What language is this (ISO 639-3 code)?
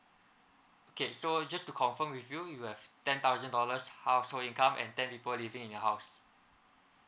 eng